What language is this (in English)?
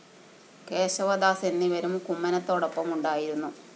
Malayalam